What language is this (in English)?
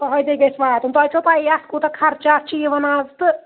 Kashmiri